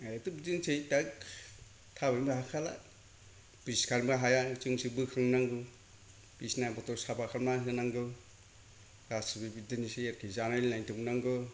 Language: Bodo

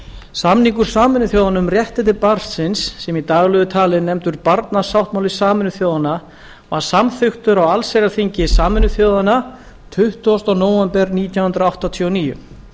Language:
Icelandic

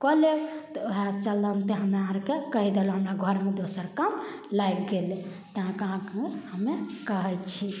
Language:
Maithili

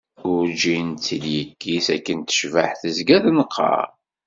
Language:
Kabyle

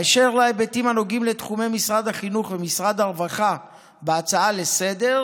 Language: Hebrew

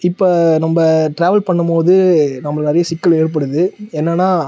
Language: Tamil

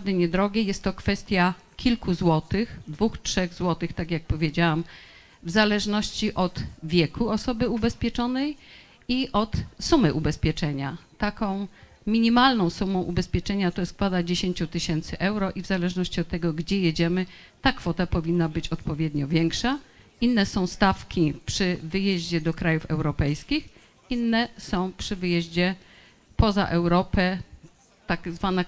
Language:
Polish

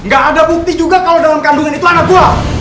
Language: Indonesian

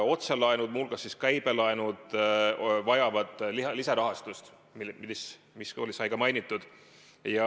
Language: Estonian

